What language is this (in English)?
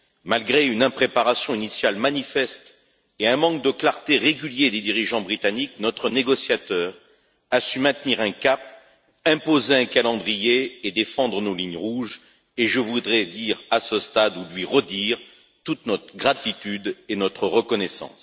French